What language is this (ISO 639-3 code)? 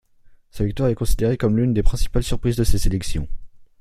fra